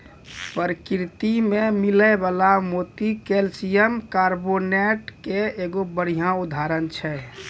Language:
Maithili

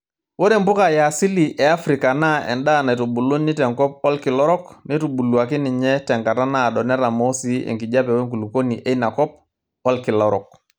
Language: Masai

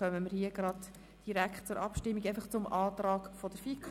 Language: Swiss German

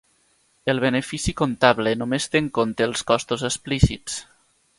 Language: Catalan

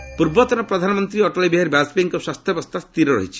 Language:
Odia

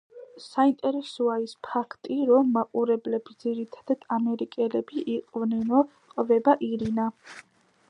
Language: Georgian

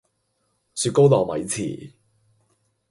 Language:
Cantonese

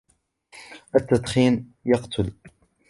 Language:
Arabic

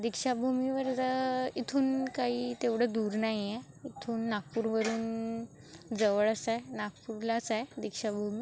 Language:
Marathi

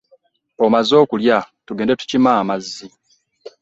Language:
Ganda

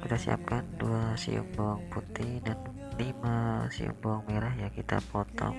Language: Indonesian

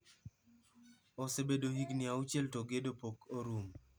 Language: Luo (Kenya and Tanzania)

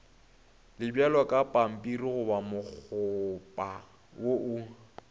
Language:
Northern Sotho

